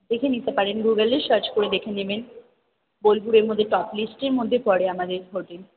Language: Bangla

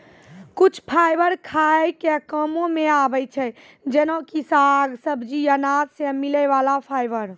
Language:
Maithili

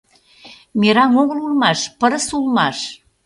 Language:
Mari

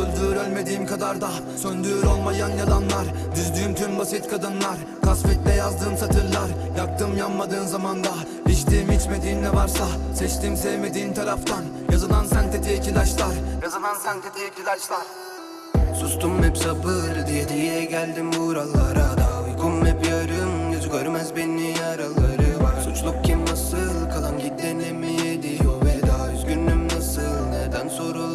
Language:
Turkish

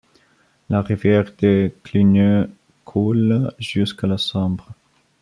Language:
French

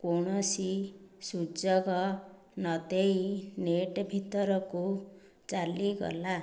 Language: Odia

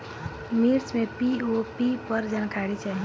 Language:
Bhojpuri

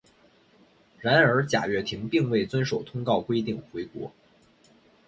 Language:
Chinese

